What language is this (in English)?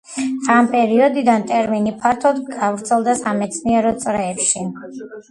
Georgian